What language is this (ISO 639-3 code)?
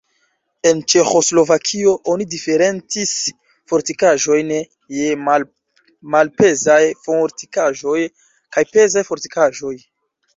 epo